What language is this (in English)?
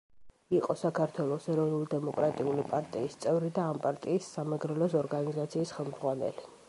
Georgian